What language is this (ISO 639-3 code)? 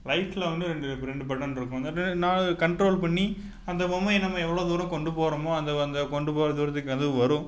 tam